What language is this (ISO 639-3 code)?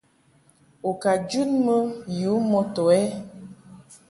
mhk